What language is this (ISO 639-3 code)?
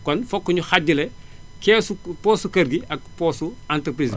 wol